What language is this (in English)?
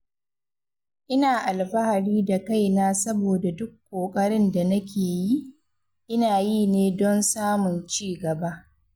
Hausa